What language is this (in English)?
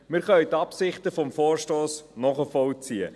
Swiss German